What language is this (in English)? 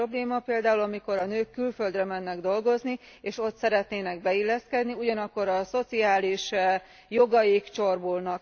Hungarian